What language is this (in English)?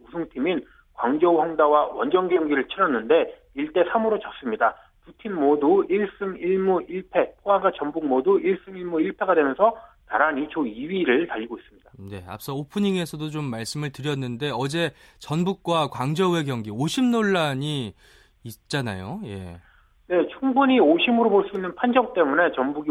Korean